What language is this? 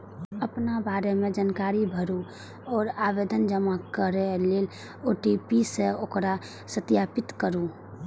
Maithili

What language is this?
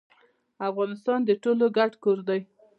Pashto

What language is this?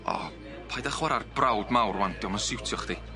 Welsh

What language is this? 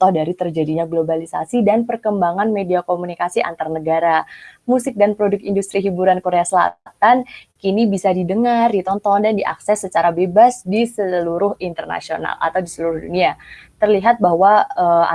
Indonesian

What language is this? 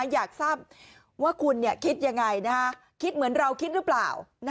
Thai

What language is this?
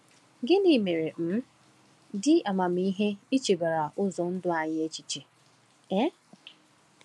Igbo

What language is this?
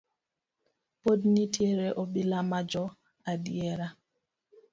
Luo (Kenya and Tanzania)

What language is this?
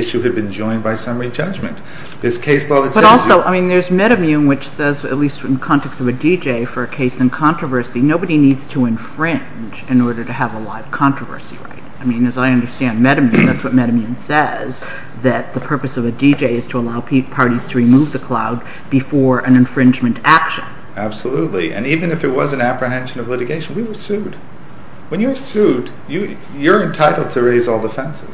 English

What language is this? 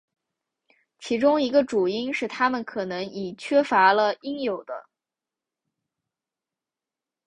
Chinese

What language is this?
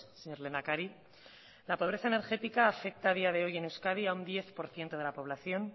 Spanish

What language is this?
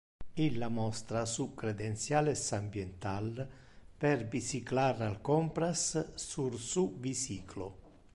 Interlingua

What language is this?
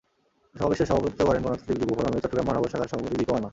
Bangla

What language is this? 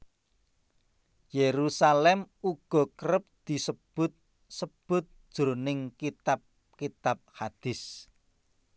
Javanese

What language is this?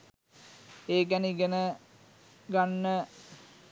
Sinhala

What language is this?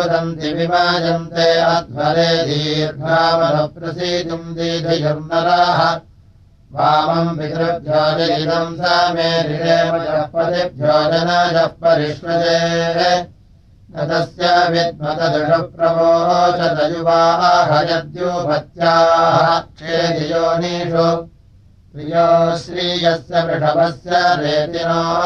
Russian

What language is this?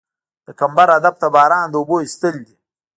Pashto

